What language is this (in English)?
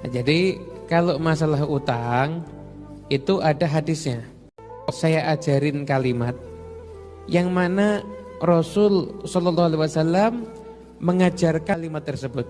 Indonesian